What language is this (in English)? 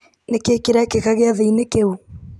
Kikuyu